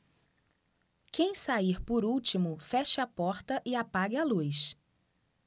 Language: Portuguese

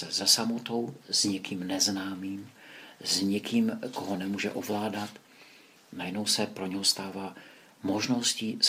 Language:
Czech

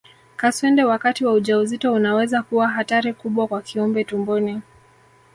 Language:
Swahili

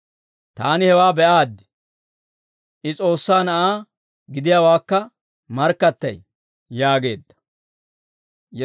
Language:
Dawro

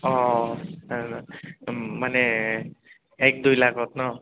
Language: Assamese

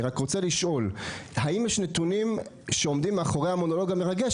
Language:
Hebrew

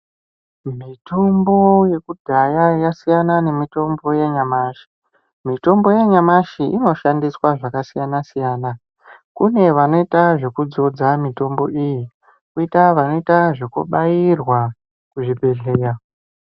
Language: Ndau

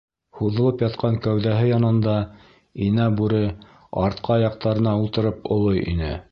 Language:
Bashkir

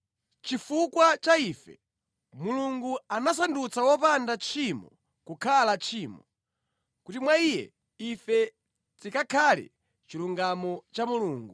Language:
Nyanja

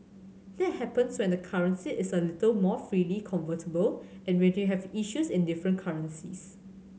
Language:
English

